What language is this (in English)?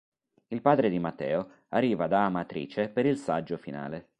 Italian